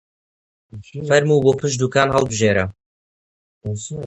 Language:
Central Kurdish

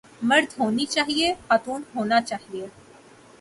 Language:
Urdu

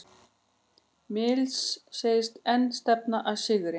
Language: Icelandic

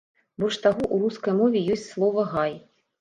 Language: Belarusian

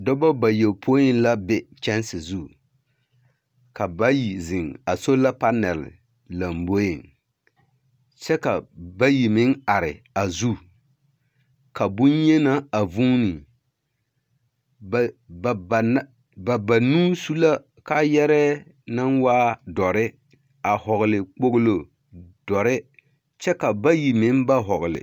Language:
Southern Dagaare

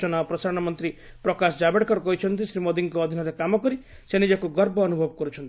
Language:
Odia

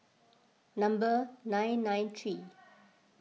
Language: English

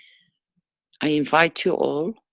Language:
English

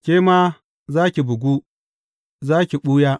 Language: Hausa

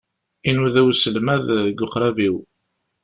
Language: Kabyle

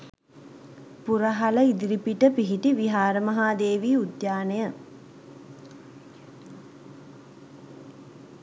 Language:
Sinhala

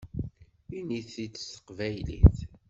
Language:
Kabyle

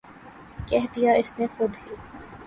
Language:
Urdu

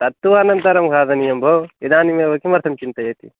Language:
Sanskrit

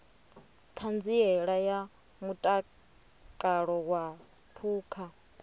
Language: Venda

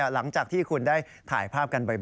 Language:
Thai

